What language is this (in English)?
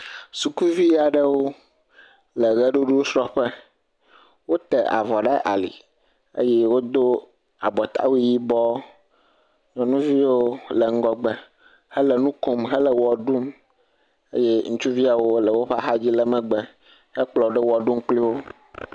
Ewe